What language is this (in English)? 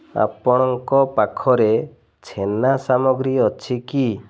Odia